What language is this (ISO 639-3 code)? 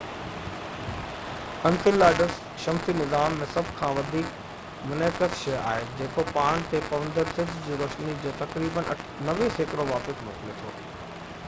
snd